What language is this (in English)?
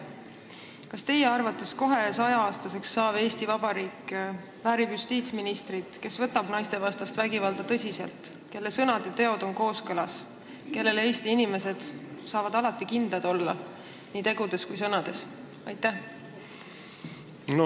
Estonian